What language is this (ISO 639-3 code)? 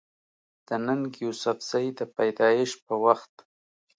pus